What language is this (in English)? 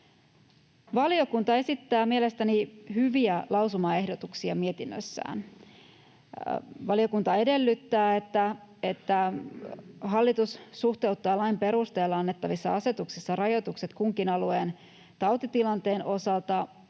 Finnish